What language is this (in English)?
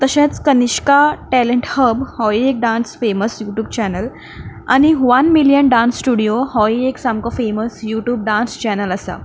Konkani